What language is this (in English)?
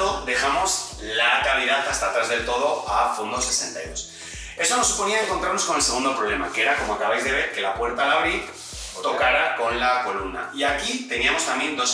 Spanish